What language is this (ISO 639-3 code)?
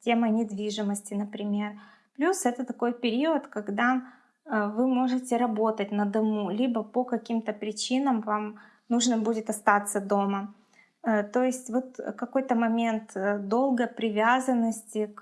rus